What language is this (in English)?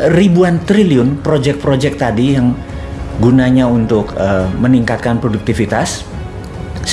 Indonesian